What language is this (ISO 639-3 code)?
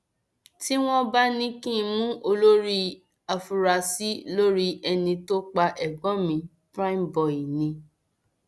yor